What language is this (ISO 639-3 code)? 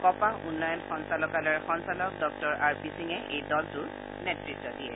asm